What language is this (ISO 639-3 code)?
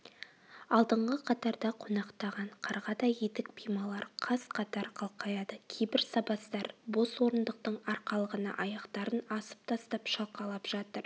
kaz